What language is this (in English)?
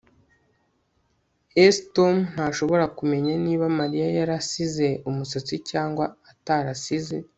Kinyarwanda